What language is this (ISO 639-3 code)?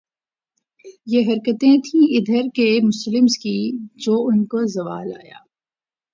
urd